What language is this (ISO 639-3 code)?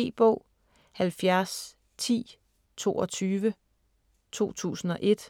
dan